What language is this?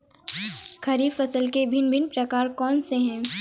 Hindi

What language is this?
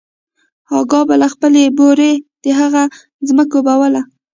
Pashto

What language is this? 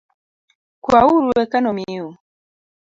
Luo (Kenya and Tanzania)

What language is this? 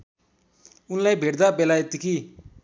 Nepali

